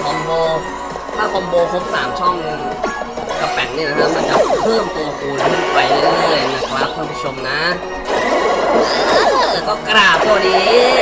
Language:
Thai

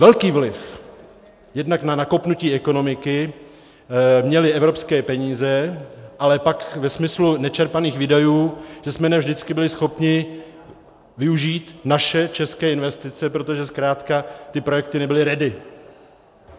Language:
Czech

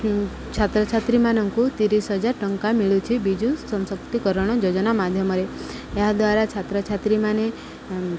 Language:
Odia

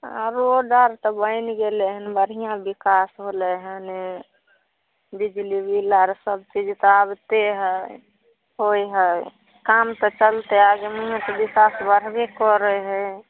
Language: Maithili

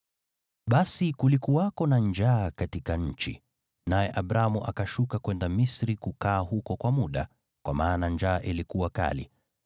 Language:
Swahili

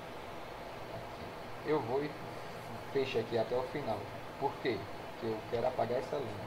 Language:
Portuguese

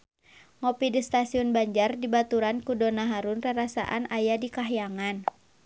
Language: Sundanese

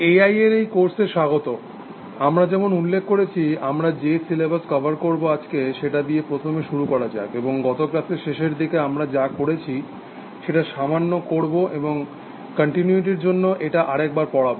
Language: Bangla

